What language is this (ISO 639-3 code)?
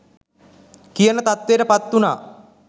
sin